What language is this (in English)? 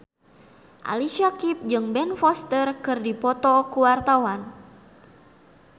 Sundanese